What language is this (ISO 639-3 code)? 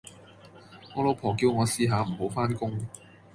yue